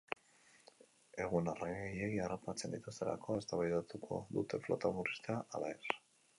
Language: Basque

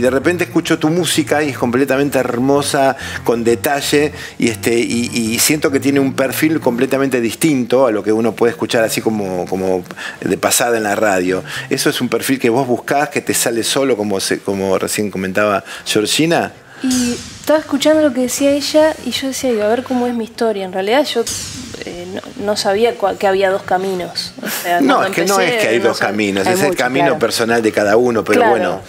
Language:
Spanish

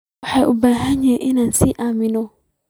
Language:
Somali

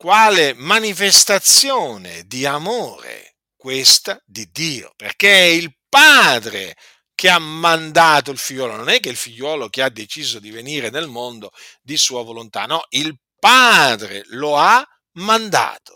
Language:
Italian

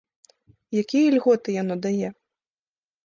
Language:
Belarusian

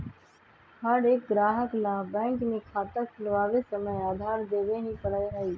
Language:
Magahi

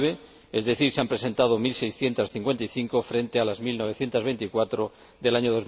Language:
Spanish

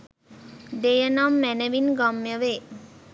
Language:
Sinhala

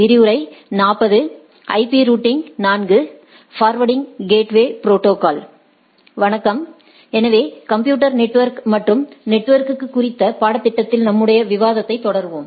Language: Tamil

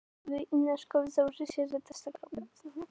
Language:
Icelandic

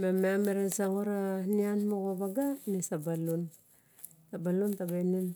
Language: Barok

